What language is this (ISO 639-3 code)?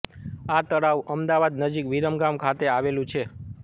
guj